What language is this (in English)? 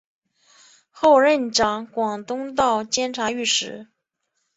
Chinese